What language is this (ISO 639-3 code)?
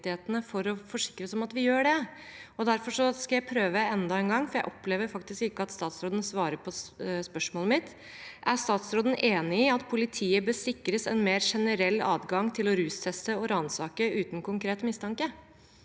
nor